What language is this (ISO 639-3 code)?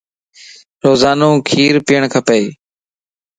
lss